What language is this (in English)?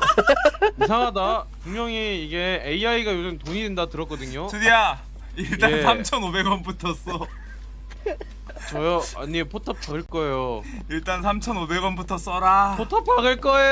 Korean